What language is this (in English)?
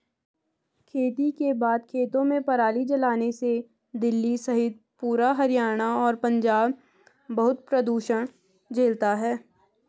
Hindi